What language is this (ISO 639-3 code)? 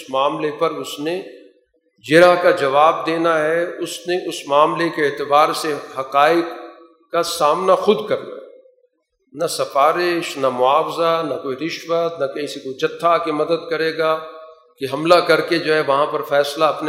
urd